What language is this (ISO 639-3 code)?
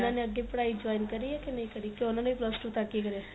pan